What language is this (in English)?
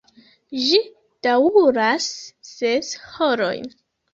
Esperanto